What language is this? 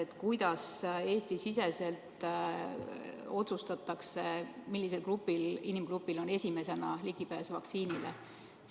Estonian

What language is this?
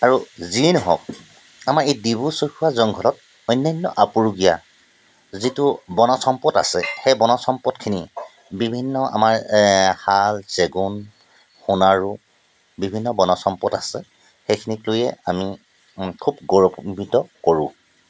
Assamese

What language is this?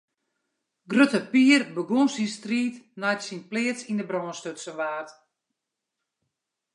Western Frisian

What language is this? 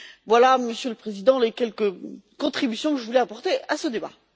French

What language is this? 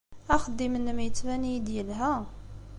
Kabyle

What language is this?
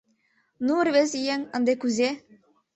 Mari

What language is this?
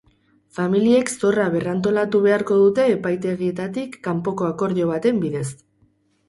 Basque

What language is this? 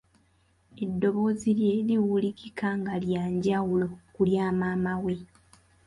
Ganda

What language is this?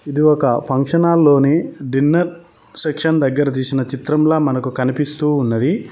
Telugu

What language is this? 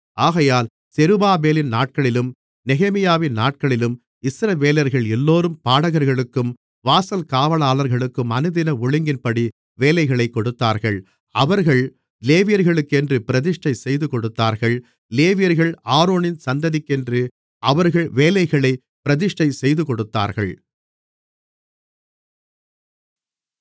Tamil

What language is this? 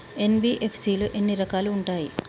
Telugu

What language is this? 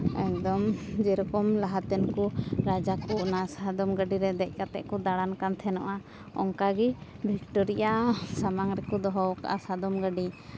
Santali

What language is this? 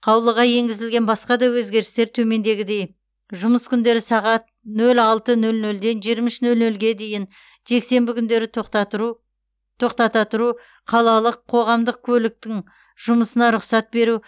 Kazakh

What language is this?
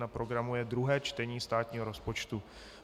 Czech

